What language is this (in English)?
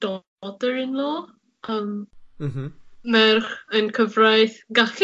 Welsh